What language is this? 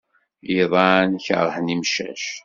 Kabyle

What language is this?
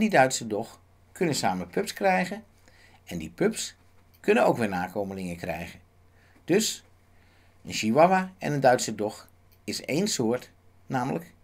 Dutch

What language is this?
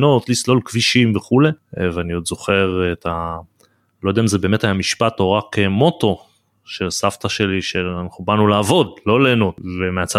Hebrew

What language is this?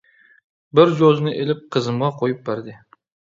Uyghur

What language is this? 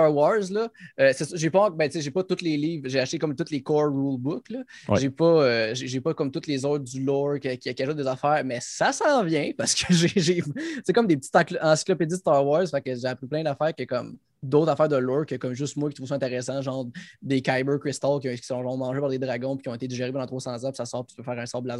French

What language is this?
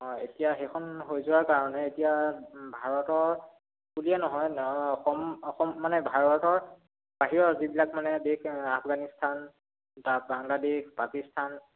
Assamese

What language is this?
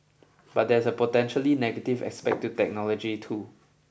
English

